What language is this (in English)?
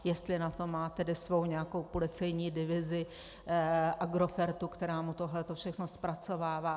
Czech